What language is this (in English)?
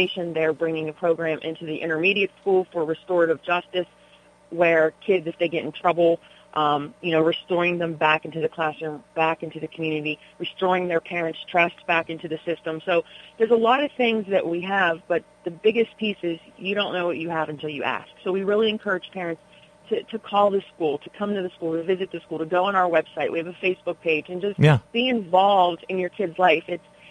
English